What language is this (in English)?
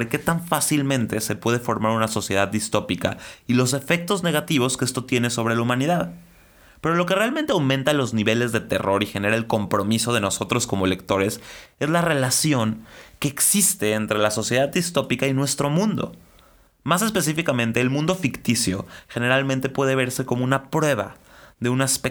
Spanish